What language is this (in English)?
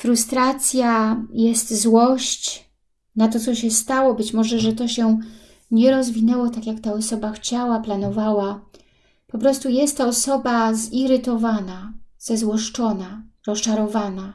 Polish